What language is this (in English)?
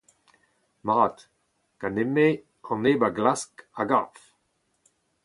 Breton